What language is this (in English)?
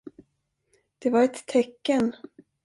Swedish